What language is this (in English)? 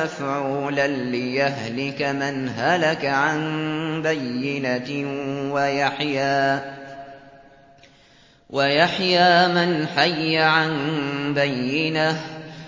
Arabic